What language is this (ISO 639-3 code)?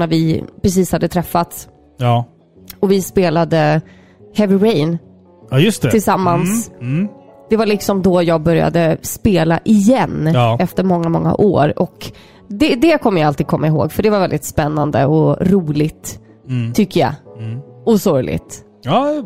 swe